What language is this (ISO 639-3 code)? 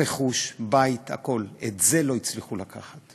heb